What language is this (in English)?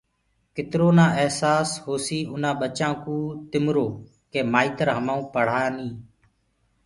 Gurgula